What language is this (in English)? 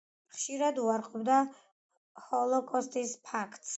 Georgian